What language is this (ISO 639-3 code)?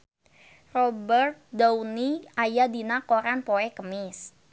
sun